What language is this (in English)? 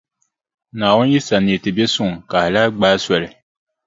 Dagbani